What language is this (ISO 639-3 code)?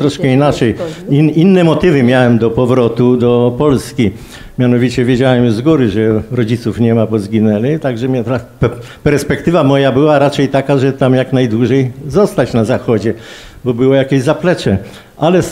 pol